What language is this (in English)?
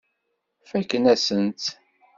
Kabyle